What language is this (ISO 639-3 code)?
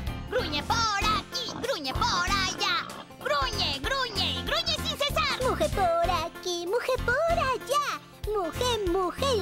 spa